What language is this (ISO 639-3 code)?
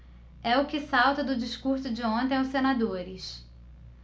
por